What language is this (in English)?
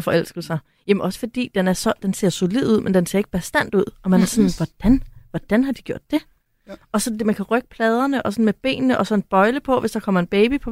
Danish